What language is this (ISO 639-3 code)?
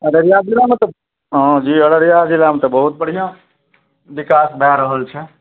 mai